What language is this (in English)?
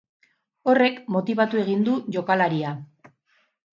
Basque